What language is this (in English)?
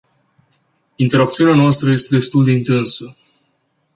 Romanian